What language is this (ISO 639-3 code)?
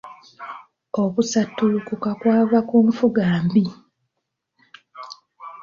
lug